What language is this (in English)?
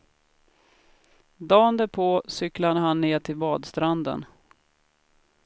Swedish